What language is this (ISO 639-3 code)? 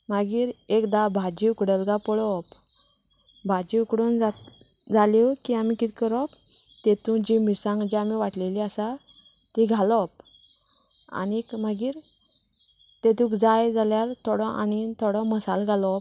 kok